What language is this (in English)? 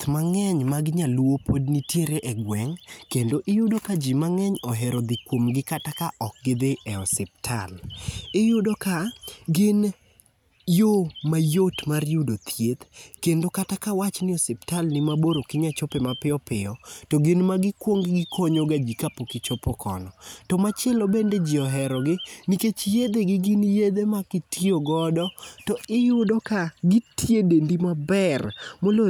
Luo (Kenya and Tanzania)